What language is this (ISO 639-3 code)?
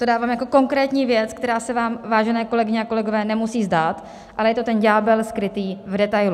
ces